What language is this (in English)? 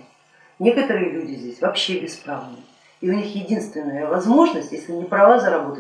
Russian